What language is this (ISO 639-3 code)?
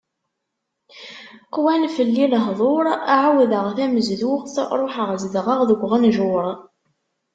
kab